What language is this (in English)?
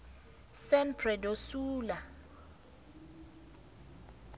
South Ndebele